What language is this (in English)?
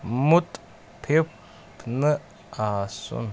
Kashmiri